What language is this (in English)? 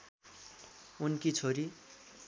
Nepali